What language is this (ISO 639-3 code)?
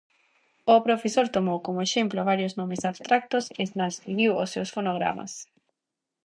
glg